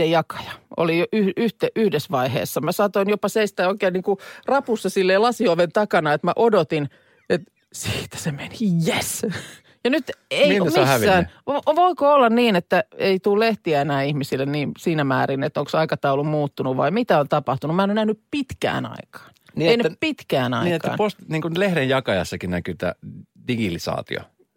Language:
Finnish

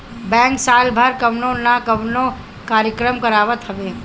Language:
Bhojpuri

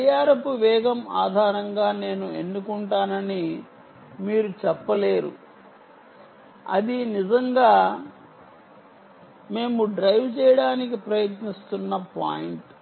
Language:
Telugu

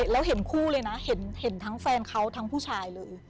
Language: Thai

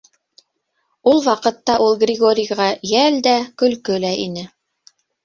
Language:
Bashkir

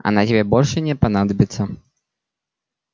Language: Russian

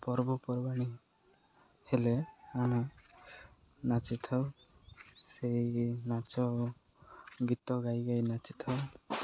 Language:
Odia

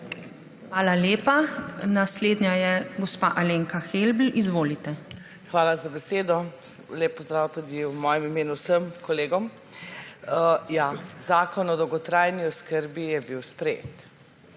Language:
Slovenian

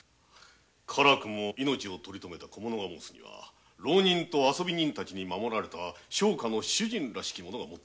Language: Japanese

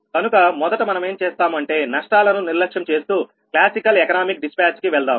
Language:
Telugu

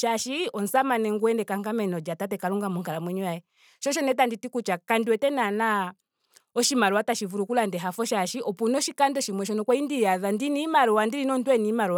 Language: Ndonga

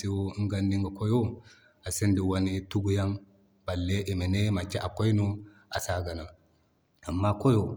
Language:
Zarma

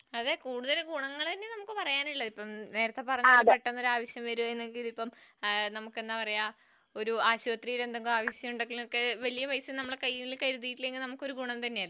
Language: Malayalam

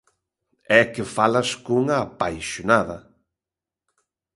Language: Galician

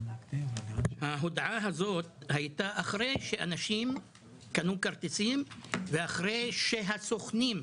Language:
Hebrew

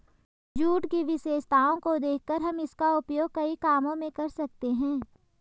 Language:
Hindi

